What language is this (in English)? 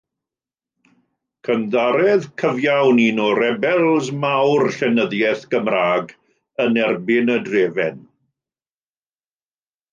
Welsh